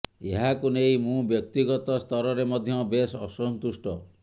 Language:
Odia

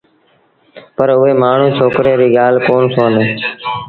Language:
Sindhi Bhil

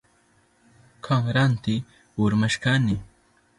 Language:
Southern Pastaza Quechua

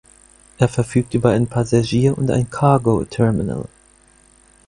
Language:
German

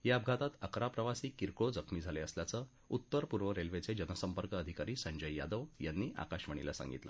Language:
Marathi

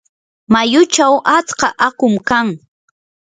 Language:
Yanahuanca Pasco Quechua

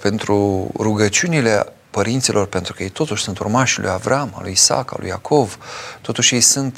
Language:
Romanian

